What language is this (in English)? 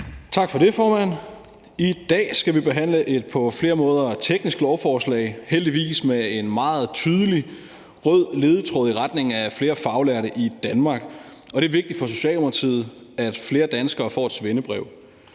Danish